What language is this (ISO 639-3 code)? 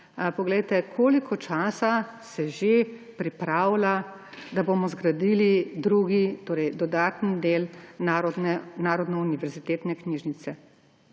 slv